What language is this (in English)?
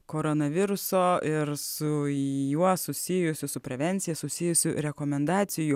Lithuanian